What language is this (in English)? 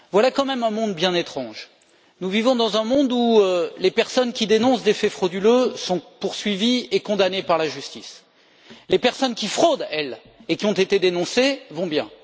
French